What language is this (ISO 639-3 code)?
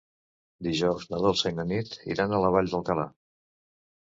cat